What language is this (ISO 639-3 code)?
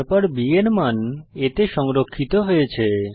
ben